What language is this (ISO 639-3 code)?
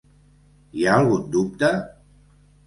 cat